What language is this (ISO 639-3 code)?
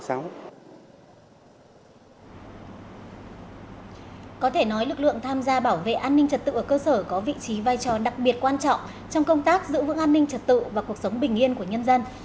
vie